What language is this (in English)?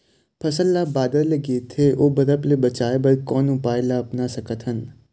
Chhattisgarhi